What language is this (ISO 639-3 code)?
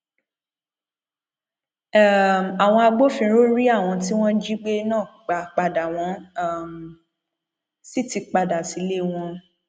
yor